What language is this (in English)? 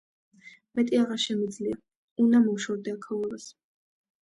Georgian